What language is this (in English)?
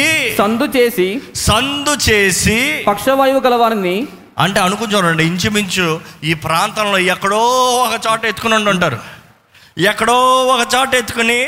Telugu